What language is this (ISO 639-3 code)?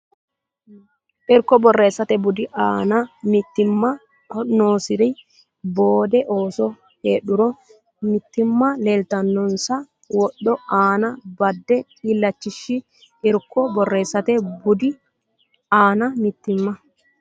sid